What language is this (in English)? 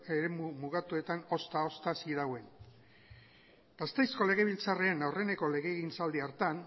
Basque